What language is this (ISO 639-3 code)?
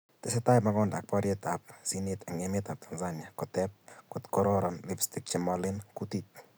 kln